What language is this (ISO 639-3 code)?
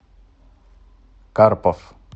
rus